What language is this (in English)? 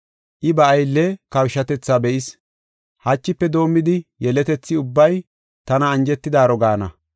Gofa